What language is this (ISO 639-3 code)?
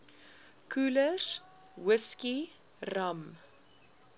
afr